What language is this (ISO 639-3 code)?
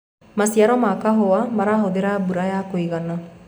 kik